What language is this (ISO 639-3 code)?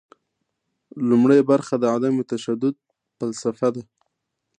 pus